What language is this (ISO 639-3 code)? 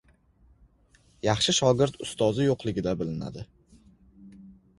uzb